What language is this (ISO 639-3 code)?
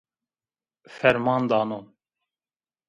zza